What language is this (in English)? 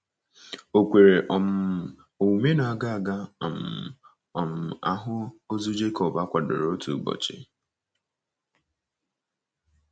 Igbo